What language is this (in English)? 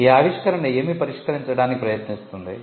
Telugu